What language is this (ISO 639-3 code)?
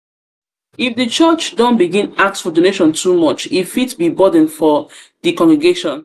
pcm